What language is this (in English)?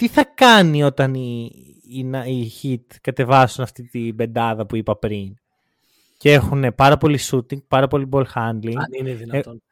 Greek